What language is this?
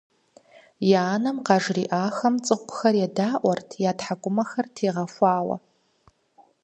Kabardian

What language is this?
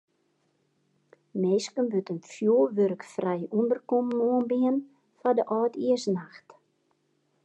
Western Frisian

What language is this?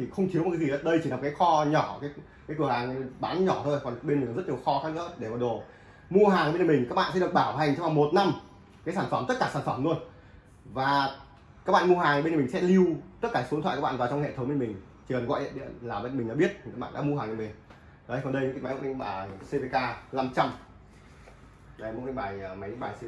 Vietnamese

